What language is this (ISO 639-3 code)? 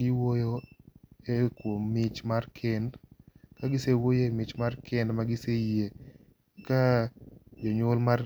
luo